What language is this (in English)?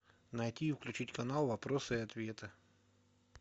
Russian